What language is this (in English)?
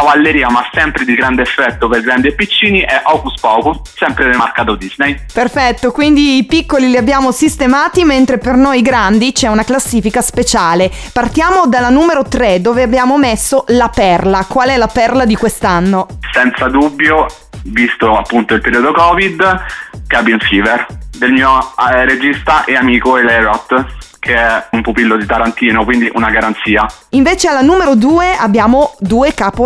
Italian